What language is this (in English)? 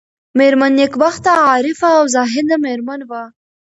Pashto